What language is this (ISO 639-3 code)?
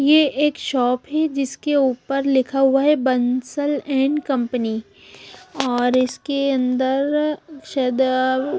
hin